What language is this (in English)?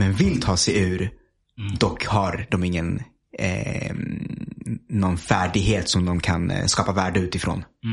Swedish